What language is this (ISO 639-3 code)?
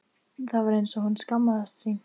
isl